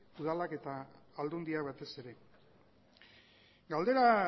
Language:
Basque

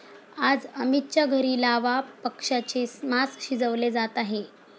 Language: Marathi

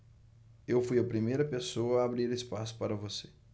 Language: Portuguese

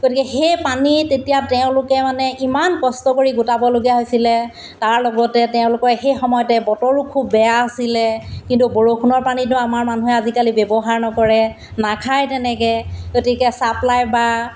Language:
Assamese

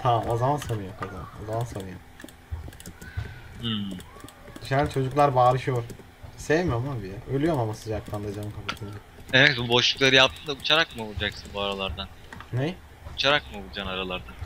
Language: Turkish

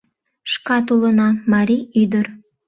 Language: Mari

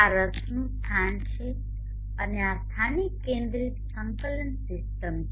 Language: Gujarati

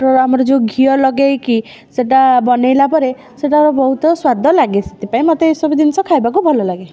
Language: Odia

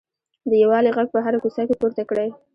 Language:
Pashto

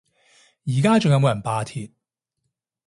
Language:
Cantonese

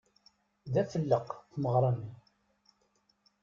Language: Kabyle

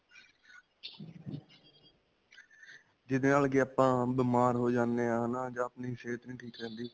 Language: Punjabi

